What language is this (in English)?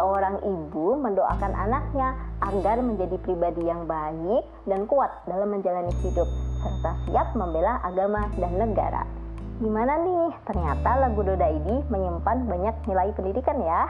Indonesian